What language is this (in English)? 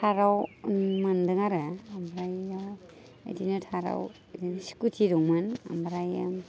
Bodo